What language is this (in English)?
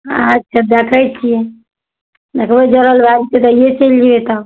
Maithili